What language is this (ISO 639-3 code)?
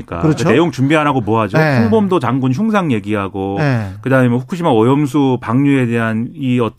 kor